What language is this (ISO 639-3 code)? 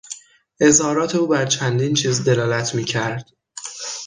fas